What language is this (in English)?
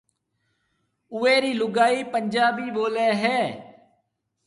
Marwari (Pakistan)